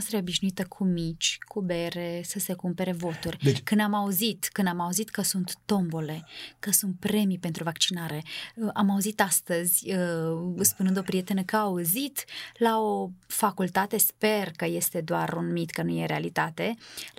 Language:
Romanian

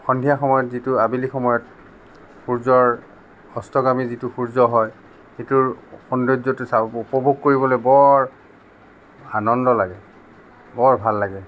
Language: Assamese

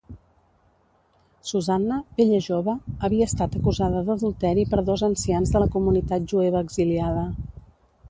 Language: Catalan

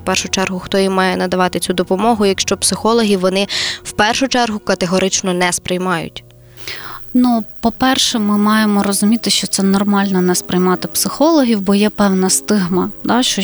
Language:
Ukrainian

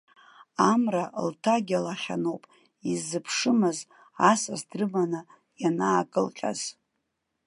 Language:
Abkhazian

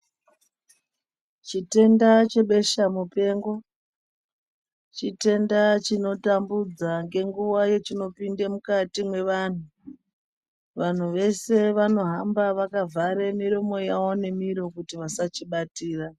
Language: Ndau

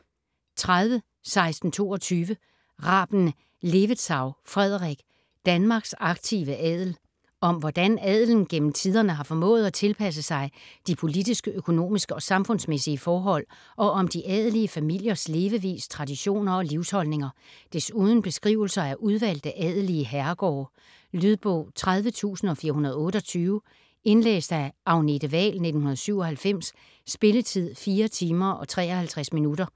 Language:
Danish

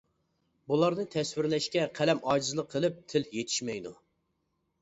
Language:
Uyghur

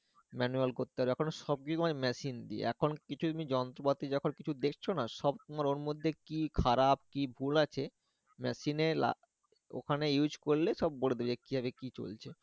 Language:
Bangla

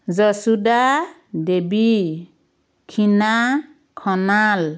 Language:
Assamese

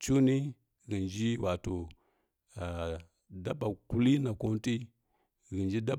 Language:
Kirya-Konzəl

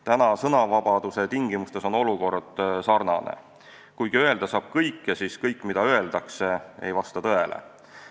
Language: Estonian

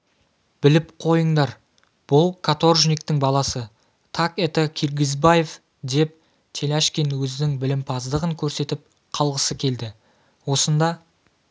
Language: Kazakh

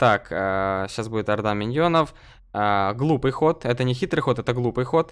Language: Russian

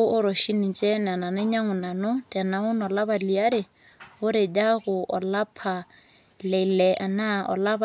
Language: Masai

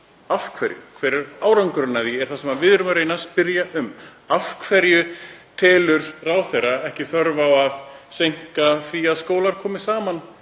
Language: Icelandic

